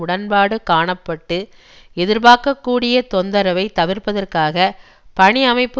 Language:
Tamil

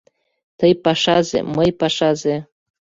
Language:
Mari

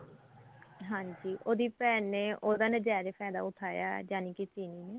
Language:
Punjabi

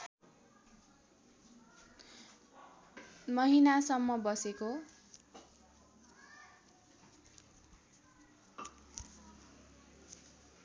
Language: Nepali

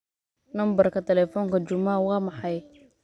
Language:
Somali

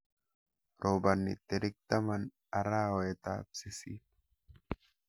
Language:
Kalenjin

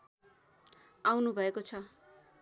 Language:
Nepali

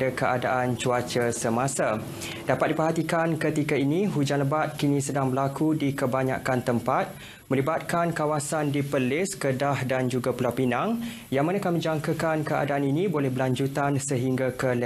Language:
Malay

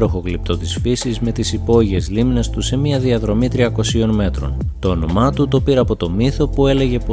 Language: Greek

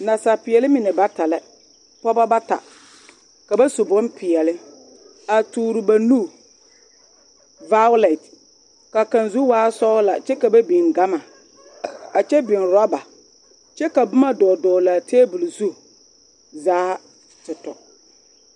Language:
Southern Dagaare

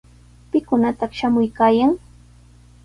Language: Sihuas Ancash Quechua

